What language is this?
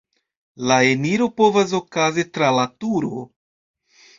Esperanto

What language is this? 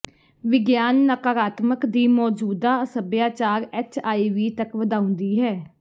Punjabi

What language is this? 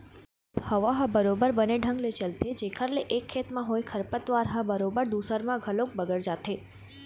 Chhattisgarhi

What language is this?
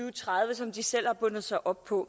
Danish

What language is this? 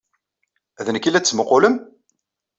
Kabyle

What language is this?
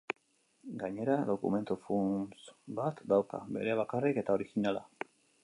Basque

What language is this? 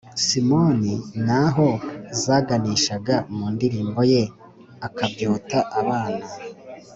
Kinyarwanda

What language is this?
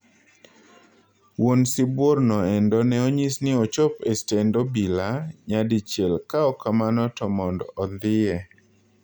Luo (Kenya and Tanzania)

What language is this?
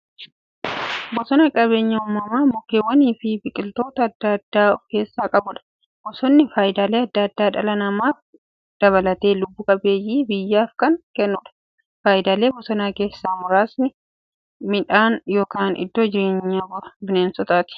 Oromo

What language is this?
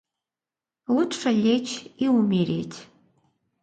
Russian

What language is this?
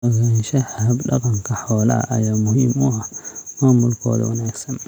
Somali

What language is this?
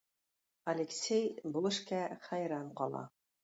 Tatar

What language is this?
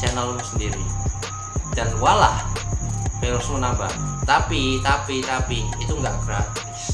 Indonesian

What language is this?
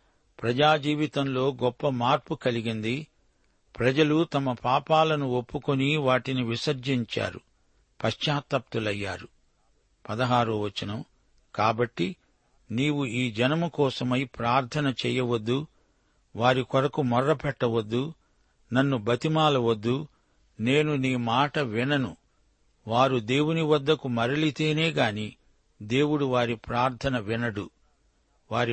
Telugu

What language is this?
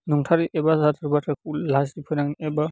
Bodo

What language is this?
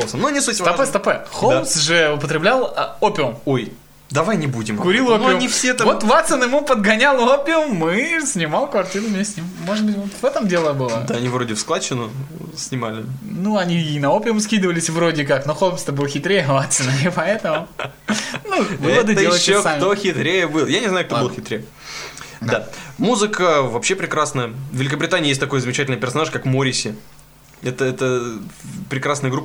Russian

